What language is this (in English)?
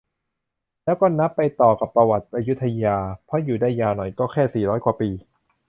Thai